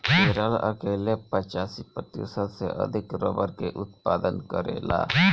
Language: Bhojpuri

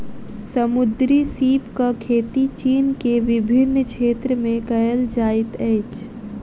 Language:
Maithili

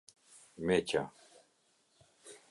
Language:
Albanian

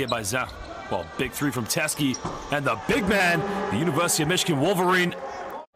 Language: English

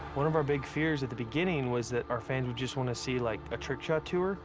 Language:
English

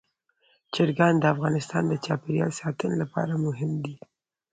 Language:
Pashto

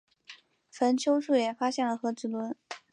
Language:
Chinese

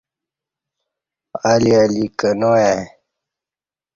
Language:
Kati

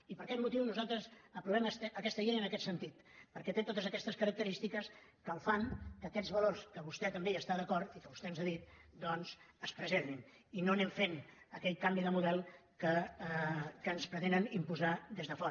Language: Catalan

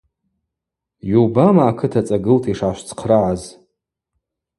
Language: Abaza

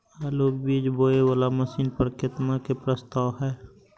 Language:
Maithili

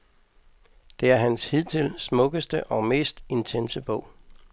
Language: Danish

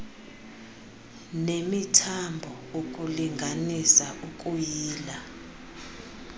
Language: Xhosa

